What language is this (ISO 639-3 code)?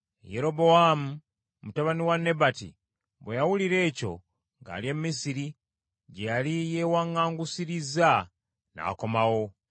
lug